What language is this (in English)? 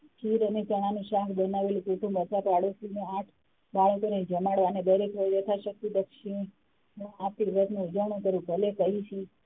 Gujarati